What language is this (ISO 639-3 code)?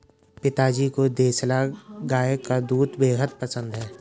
hin